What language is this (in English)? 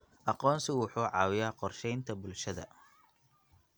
Somali